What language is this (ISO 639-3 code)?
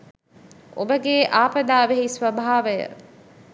sin